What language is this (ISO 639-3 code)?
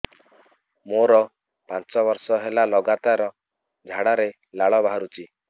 ori